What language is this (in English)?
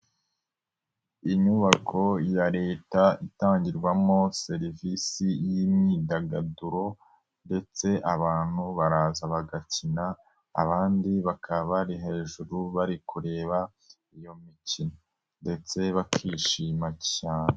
Kinyarwanda